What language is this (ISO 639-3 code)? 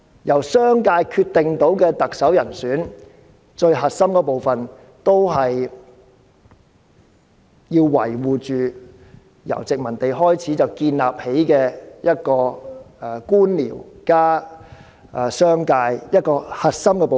yue